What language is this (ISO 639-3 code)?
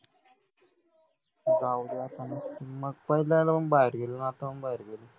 mar